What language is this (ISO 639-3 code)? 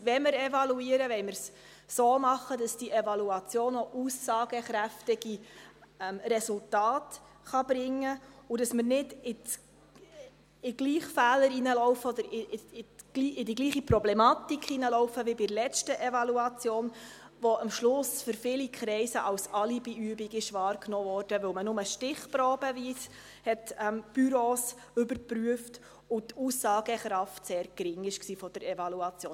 gsw